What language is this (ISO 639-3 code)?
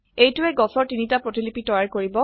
asm